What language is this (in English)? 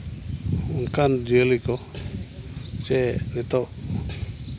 Santali